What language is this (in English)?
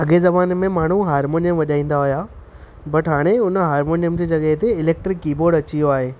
Sindhi